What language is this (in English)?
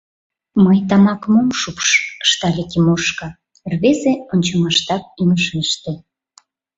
Mari